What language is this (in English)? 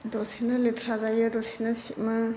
Bodo